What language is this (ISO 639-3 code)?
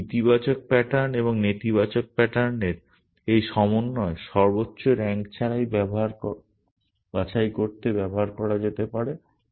ben